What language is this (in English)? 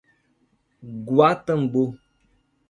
Portuguese